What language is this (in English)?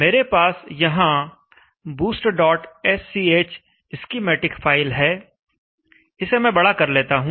Hindi